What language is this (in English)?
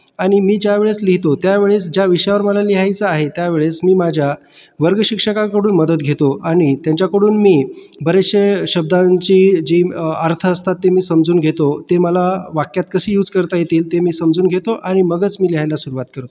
Marathi